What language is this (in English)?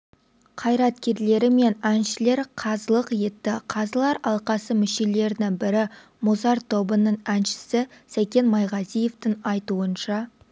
Kazakh